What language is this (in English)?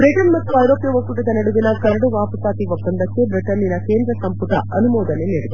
Kannada